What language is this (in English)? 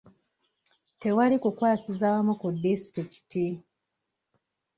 Ganda